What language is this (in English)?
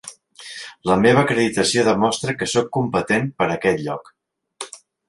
Catalan